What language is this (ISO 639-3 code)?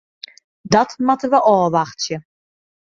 fry